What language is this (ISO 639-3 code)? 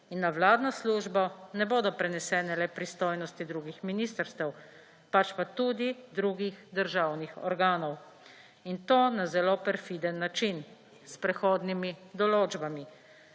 slv